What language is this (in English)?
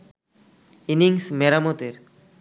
Bangla